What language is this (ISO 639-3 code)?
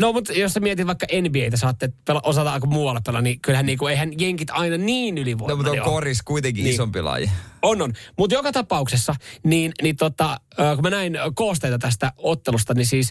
fin